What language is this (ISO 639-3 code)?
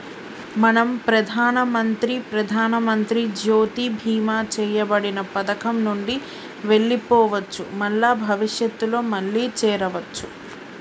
tel